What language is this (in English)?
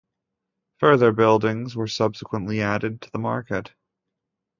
English